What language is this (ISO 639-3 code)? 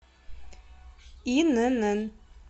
rus